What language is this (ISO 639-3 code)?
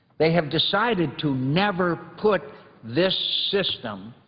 eng